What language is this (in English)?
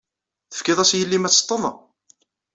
Kabyle